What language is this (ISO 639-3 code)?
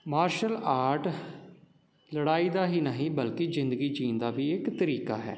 pan